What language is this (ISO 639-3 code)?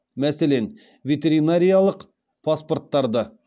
kaz